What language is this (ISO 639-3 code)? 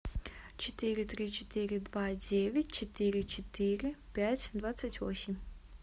rus